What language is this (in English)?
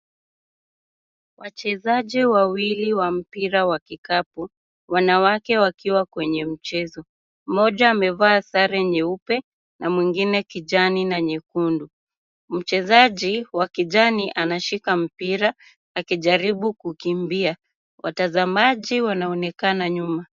Swahili